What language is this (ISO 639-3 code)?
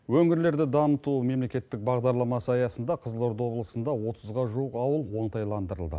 kaz